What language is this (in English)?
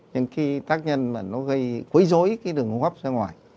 Vietnamese